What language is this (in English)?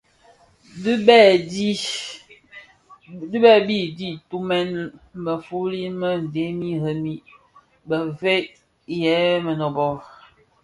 Bafia